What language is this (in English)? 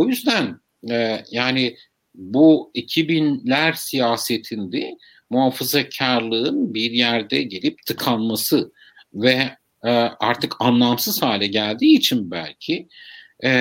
Turkish